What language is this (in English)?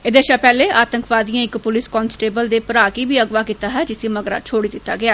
Dogri